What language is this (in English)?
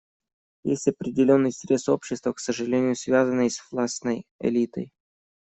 Russian